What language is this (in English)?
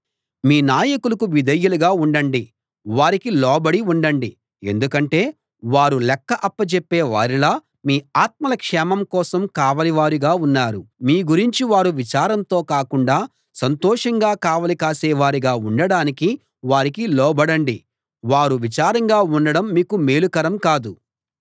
Telugu